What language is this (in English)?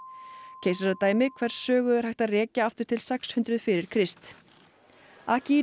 Icelandic